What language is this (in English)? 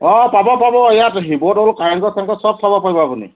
Assamese